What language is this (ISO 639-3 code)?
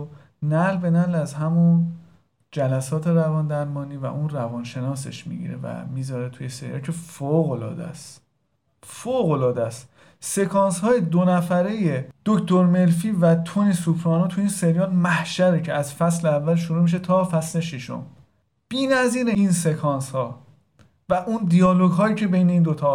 fas